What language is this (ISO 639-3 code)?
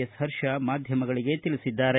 kan